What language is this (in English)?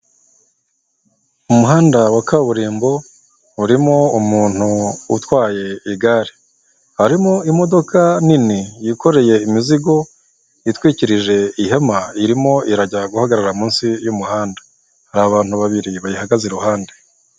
Kinyarwanda